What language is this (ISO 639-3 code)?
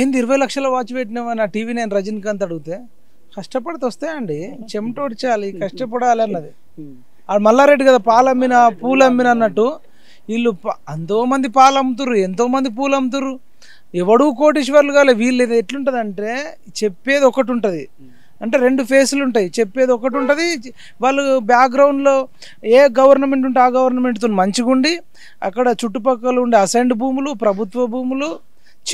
tel